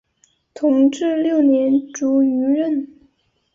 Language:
Chinese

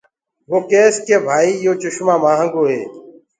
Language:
Gurgula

